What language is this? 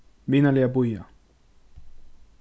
Faroese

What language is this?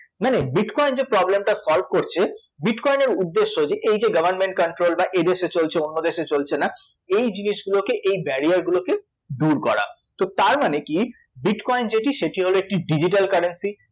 Bangla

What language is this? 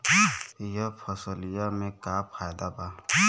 Bhojpuri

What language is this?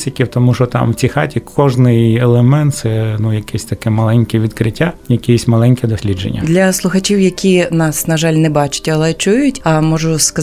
Ukrainian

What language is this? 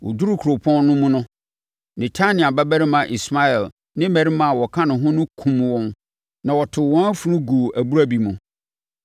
Akan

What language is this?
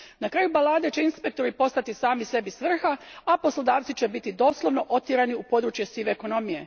Croatian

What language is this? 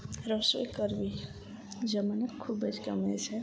Gujarati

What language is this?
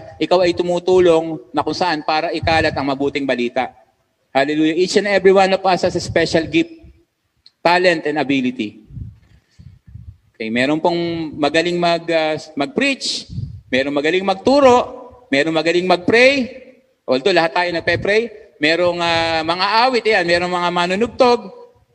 Filipino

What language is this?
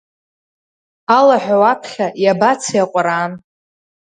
Abkhazian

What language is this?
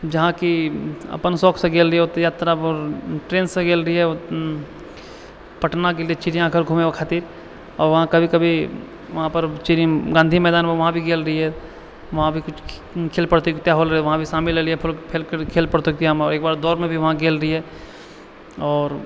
Maithili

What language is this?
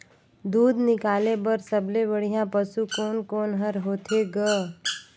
Chhattisgarhi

